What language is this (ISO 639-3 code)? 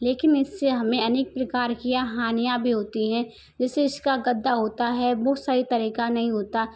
hin